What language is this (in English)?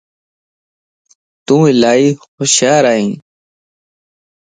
Lasi